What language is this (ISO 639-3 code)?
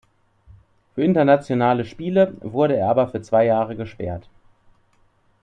deu